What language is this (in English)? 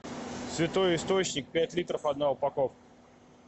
Russian